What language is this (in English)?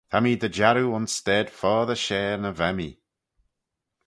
Manx